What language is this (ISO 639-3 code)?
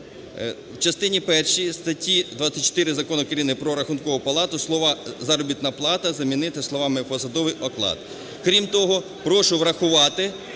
ukr